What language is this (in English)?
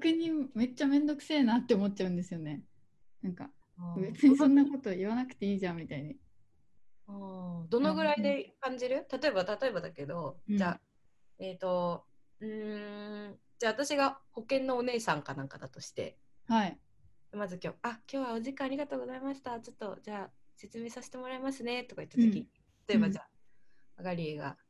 Japanese